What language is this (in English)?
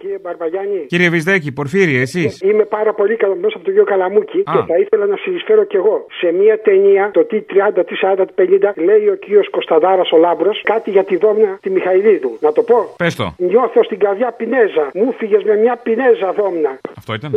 Greek